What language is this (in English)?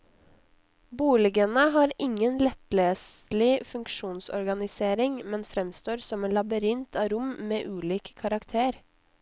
Norwegian